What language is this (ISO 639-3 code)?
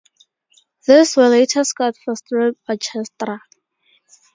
eng